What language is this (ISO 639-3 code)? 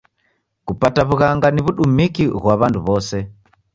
dav